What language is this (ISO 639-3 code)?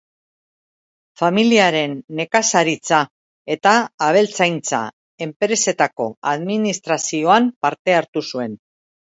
eus